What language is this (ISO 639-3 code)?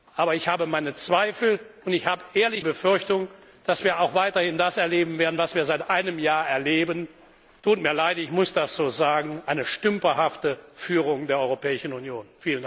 deu